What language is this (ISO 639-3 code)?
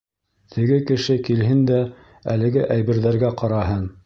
bak